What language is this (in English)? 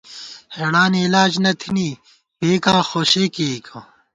Gawar-Bati